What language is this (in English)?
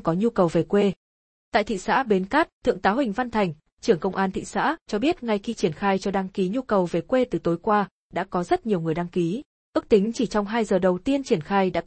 Vietnamese